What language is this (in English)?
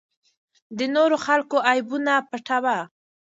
Pashto